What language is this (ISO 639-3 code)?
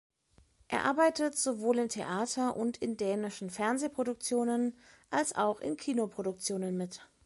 deu